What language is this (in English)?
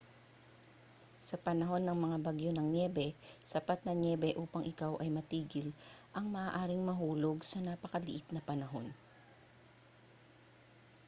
Filipino